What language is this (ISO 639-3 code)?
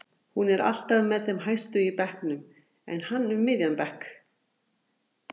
isl